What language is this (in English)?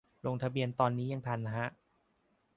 Thai